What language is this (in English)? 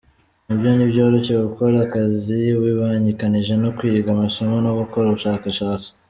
Kinyarwanda